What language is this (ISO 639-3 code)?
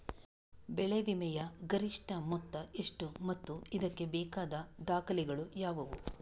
kan